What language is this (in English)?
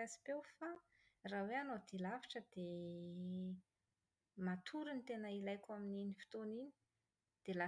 Malagasy